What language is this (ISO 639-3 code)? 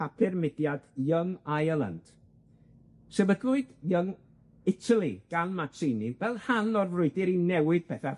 cym